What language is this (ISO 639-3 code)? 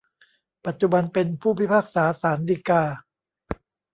tha